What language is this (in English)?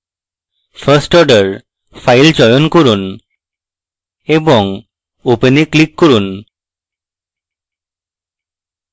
Bangla